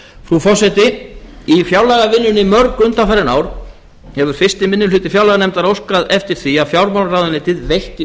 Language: Icelandic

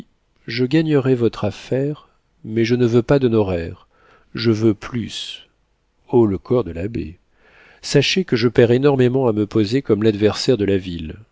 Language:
French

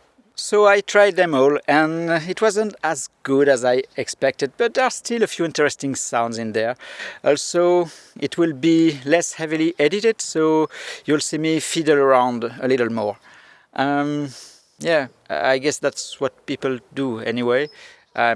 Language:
English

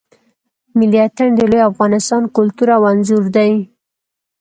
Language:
Pashto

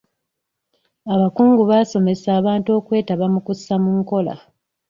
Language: Ganda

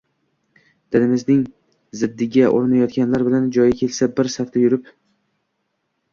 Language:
Uzbek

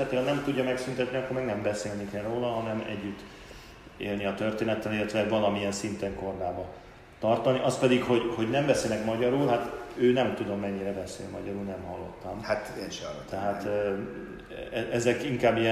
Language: Hungarian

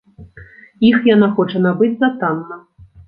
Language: Belarusian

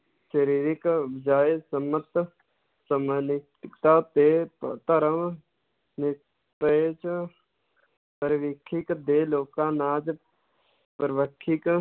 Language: Punjabi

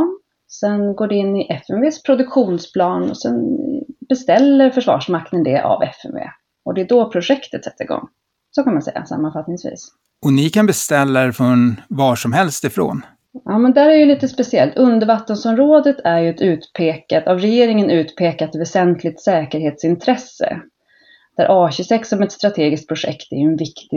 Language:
Swedish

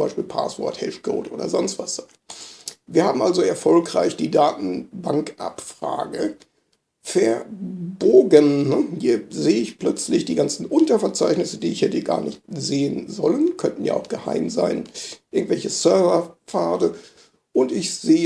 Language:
German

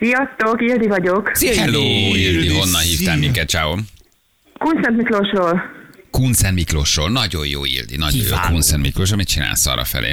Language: Hungarian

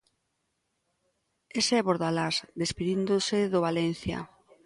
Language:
Galician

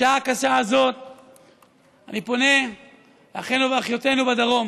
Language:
Hebrew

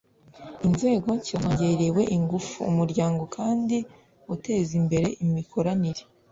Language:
Kinyarwanda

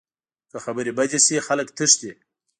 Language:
Pashto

